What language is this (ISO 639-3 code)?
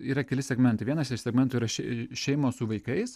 lit